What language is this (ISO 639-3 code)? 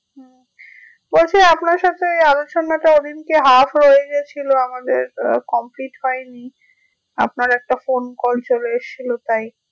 ben